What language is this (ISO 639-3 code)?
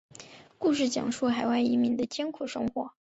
zho